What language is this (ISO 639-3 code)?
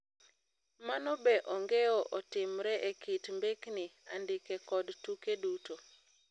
luo